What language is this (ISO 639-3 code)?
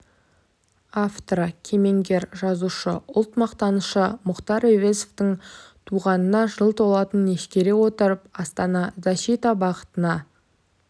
kaz